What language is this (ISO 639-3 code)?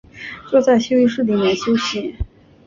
zho